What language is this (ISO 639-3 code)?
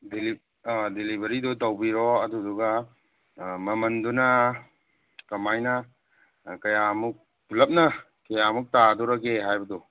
mni